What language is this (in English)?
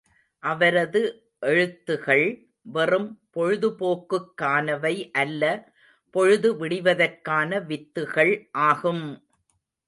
Tamil